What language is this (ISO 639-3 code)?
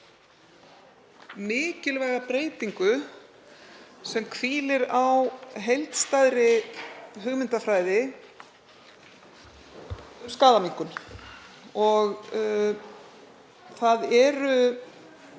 isl